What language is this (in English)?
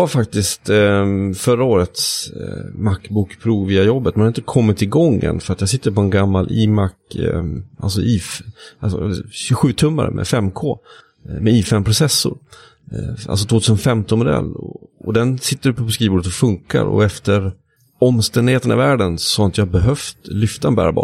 Swedish